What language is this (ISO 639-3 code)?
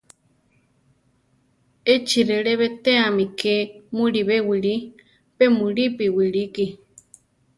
tar